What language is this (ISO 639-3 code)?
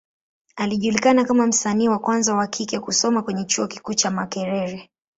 swa